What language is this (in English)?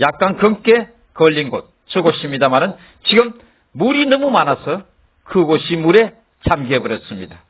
Korean